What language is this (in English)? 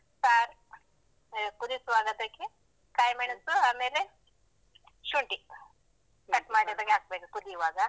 Kannada